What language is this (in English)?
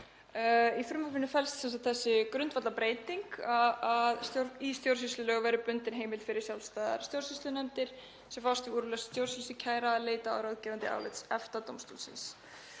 Icelandic